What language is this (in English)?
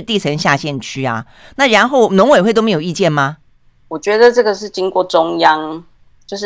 Chinese